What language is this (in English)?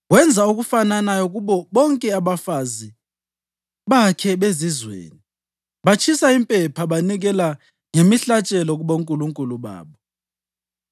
North Ndebele